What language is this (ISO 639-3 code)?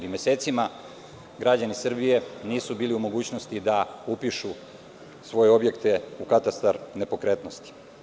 srp